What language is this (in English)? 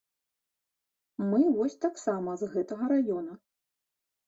Belarusian